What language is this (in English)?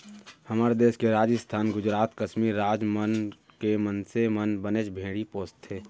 Chhattisgarhi